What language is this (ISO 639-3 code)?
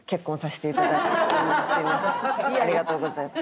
jpn